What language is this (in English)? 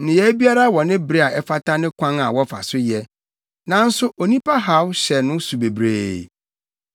Akan